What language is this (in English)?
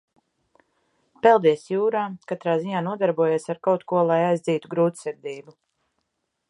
Latvian